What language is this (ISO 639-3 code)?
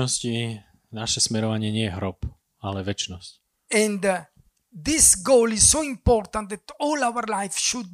slk